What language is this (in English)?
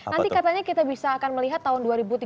Indonesian